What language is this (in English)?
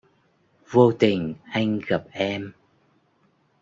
Vietnamese